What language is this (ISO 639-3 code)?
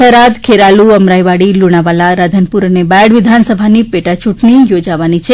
guj